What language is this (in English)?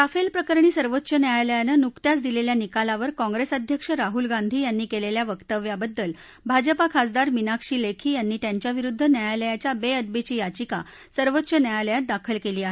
Marathi